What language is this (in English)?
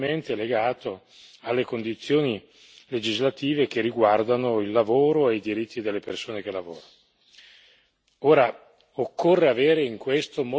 Italian